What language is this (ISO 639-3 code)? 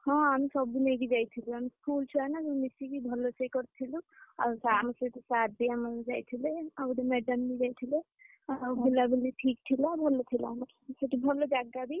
ori